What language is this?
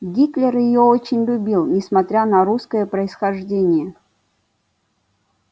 Russian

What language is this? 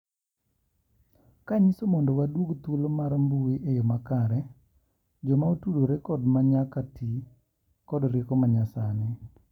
Luo (Kenya and Tanzania)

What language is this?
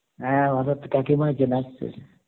Bangla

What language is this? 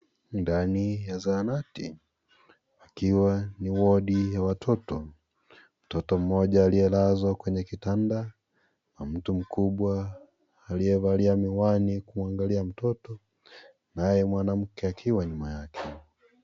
Swahili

